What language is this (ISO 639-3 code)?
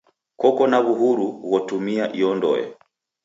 dav